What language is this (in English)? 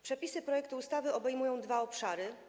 Polish